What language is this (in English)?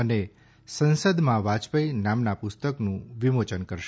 Gujarati